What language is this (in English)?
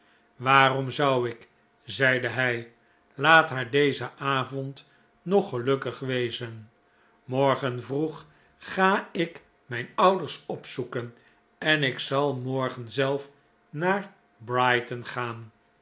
Dutch